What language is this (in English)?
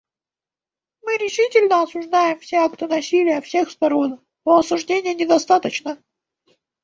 Russian